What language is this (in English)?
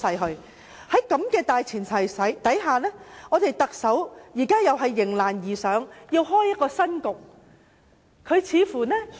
Cantonese